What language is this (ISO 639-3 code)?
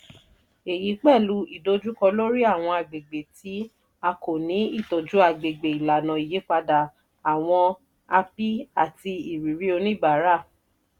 yor